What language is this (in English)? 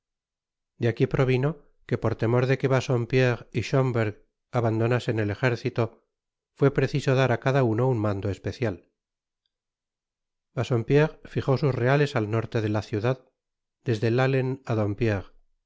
Spanish